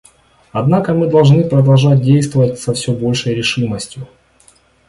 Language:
Russian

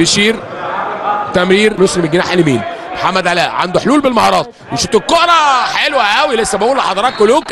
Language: Arabic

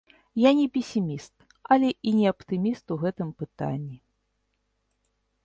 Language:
Belarusian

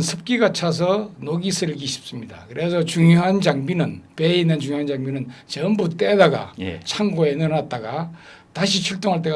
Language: Korean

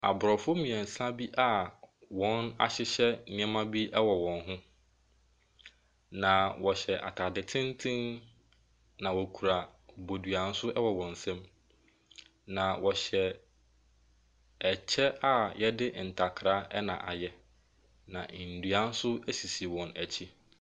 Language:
Akan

